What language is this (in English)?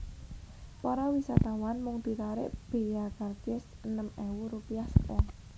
Javanese